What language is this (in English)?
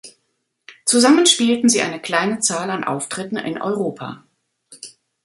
German